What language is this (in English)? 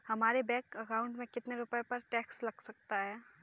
Hindi